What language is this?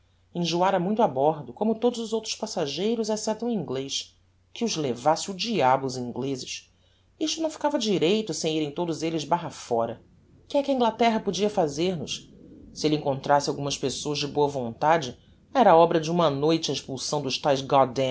Portuguese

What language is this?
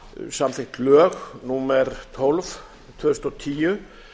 Icelandic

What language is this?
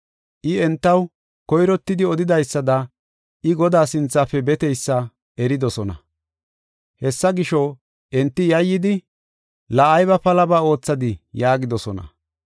Gofa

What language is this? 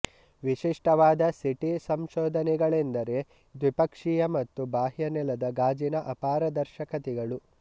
Kannada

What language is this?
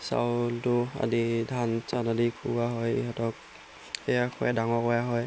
Assamese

